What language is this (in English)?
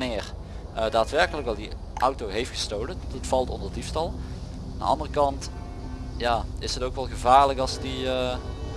Dutch